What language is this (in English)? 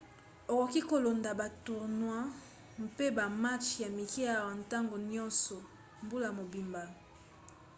Lingala